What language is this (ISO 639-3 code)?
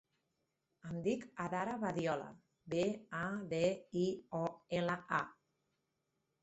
cat